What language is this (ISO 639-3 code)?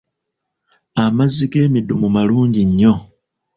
lug